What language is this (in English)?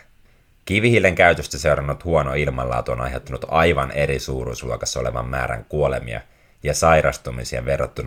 Finnish